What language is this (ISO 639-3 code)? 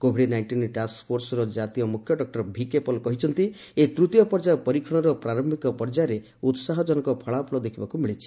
ori